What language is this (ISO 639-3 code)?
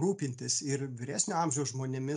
lit